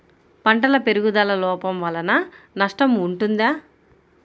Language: Telugu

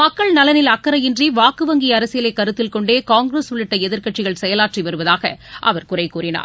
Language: Tamil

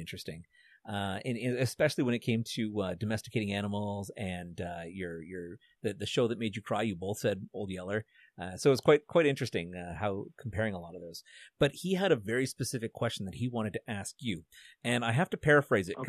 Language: English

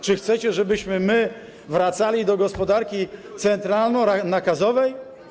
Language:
Polish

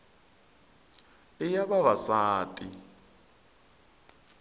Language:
Tsonga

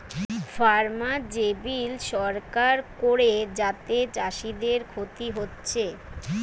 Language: Bangla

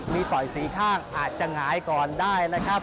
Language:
Thai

